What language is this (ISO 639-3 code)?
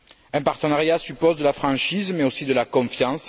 fra